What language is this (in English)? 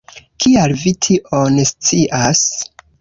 Esperanto